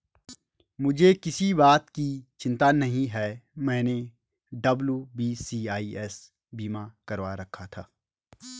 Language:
Hindi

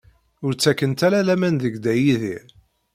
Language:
Kabyle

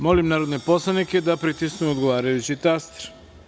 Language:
Serbian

